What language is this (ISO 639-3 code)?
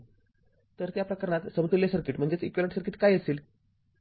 mar